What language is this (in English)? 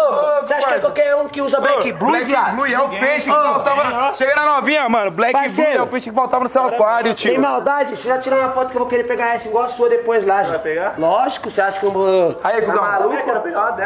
Portuguese